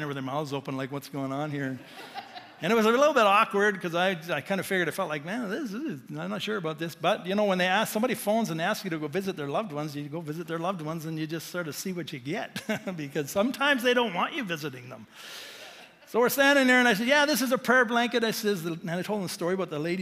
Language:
English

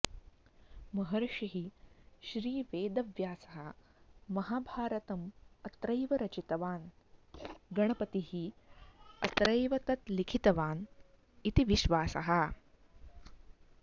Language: Sanskrit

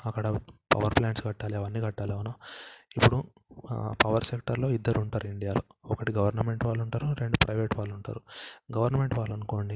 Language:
Telugu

